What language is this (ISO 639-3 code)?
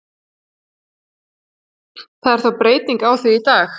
isl